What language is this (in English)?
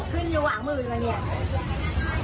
Thai